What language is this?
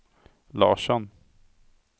Swedish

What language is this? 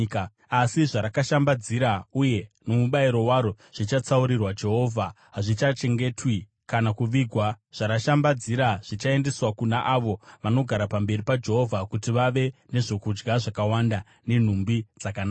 Shona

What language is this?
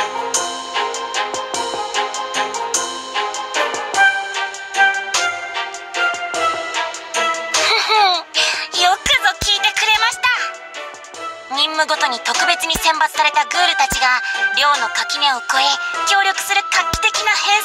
Japanese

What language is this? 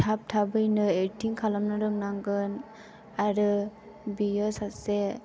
Bodo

